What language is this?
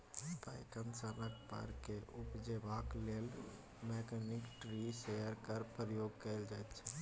Maithili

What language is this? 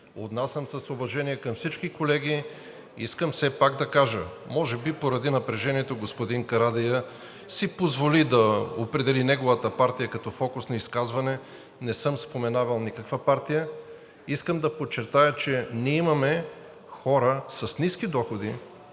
Bulgarian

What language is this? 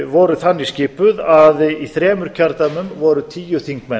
Icelandic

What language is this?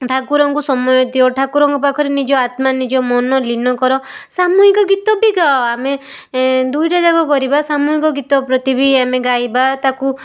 Odia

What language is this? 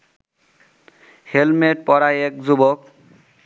Bangla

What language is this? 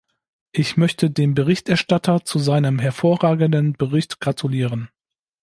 German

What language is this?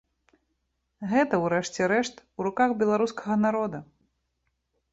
Belarusian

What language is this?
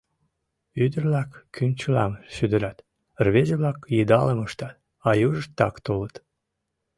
Mari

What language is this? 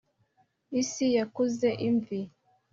Kinyarwanda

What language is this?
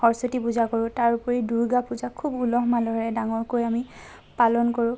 Assamese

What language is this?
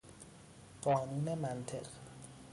Persian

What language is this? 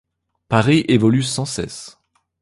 French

